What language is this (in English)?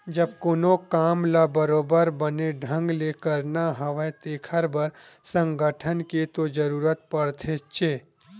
Chhattisgarhi